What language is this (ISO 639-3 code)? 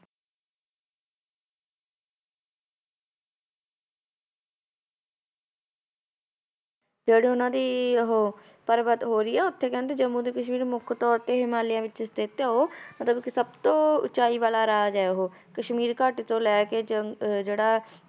pan